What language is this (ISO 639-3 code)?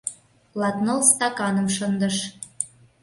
chm